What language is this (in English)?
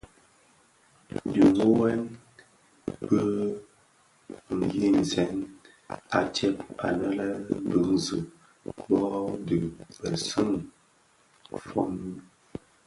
Bafia